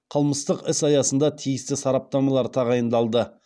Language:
Kazakh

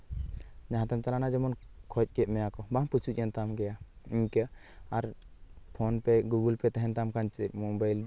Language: Santali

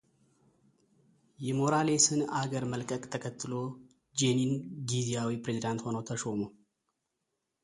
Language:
Amharic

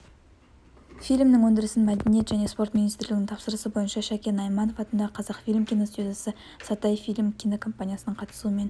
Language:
Kazakh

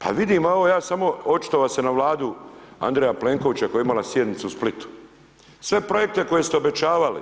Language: Croatian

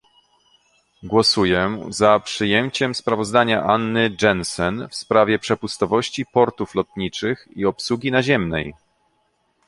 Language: Polish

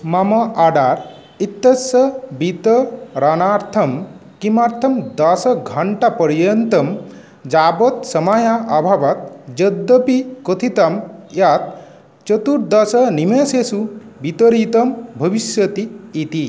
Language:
Sanskrit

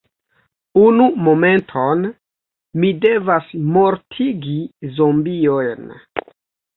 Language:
Esperanto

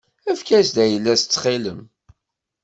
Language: Kabyle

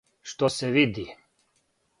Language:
Serbian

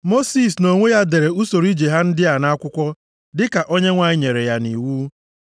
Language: Igbo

